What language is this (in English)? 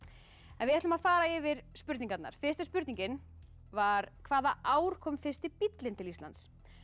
Icelandic